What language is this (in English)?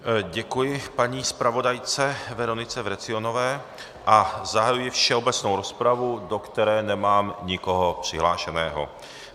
Czech